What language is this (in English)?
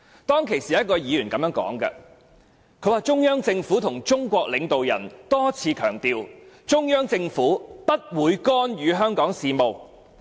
Cantonese